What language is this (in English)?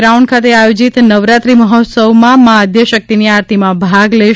Gujarati